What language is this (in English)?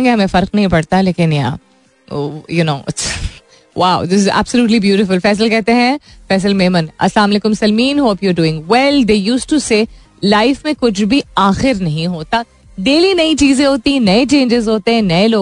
Hindi